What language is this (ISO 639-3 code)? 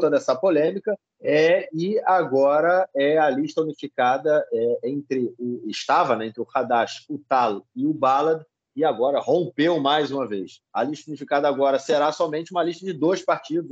por